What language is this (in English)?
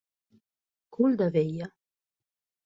Catalan